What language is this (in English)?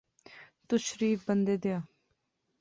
Pahari-Potwari